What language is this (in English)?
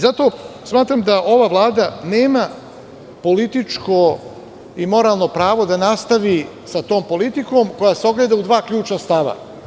Serbian